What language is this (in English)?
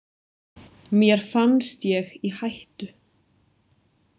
Icelandic